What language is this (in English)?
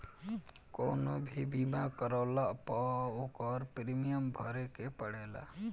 Bhojpuri